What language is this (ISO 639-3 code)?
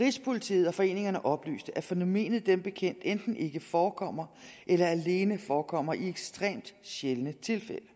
dan